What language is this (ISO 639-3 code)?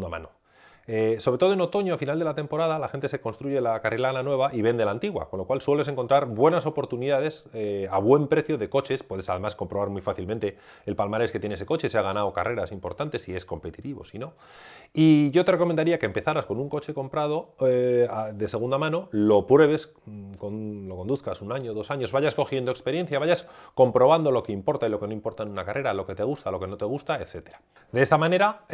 spa